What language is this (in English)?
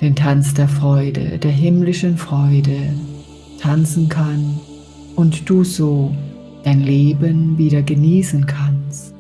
German